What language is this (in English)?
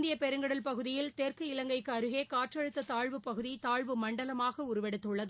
Tamil